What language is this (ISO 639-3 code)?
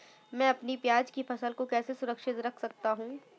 hin